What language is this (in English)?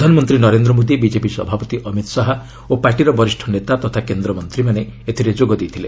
Odia